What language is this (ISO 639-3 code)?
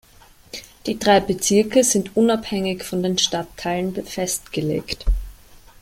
deu